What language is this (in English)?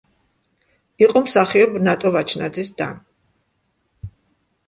Georgian